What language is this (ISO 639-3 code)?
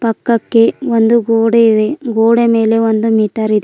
kan